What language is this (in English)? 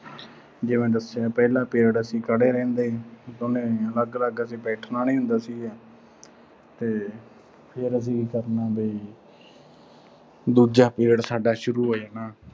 Punjabi